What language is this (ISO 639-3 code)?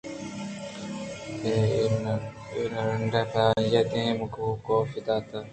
bgp